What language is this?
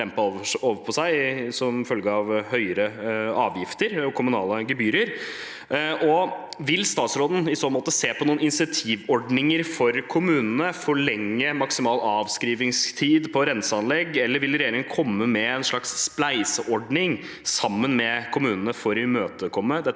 Norwegian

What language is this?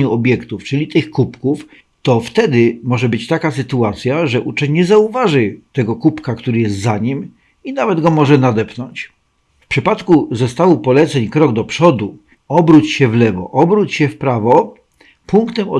Polish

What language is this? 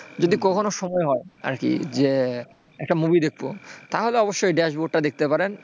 Bangla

